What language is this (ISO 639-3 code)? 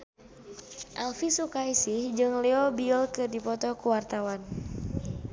sun